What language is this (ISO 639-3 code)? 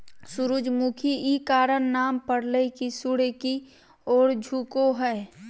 mag